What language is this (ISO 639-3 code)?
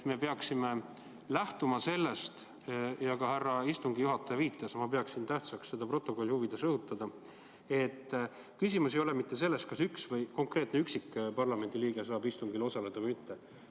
est